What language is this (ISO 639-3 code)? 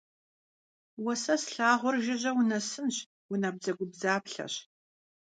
kbd